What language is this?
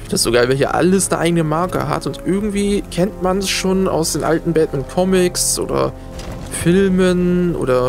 German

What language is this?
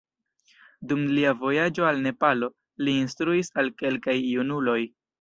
Esperanto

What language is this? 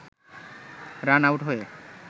Bangla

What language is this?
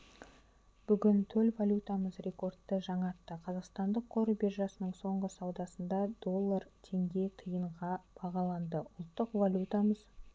Kazakh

